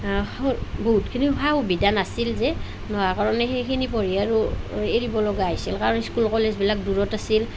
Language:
Assamese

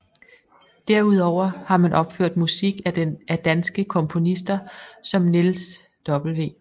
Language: Danish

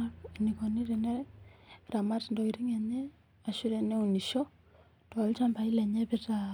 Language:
Masai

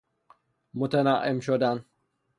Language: Persian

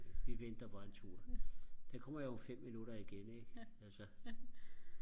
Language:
Danish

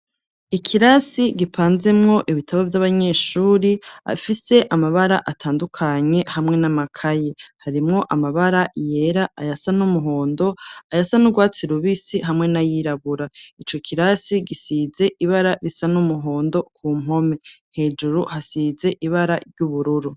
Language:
Rundi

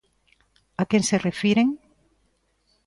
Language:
Galician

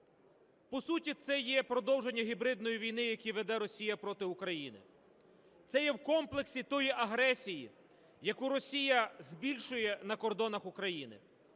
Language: Ukrainian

